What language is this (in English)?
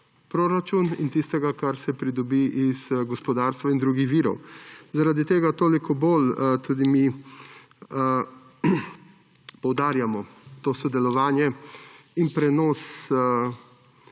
Slovenian